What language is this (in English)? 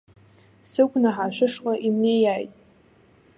Abkhazian